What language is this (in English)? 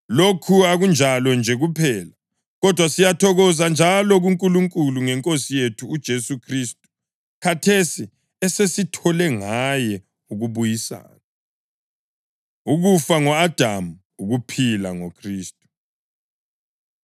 North Ndebele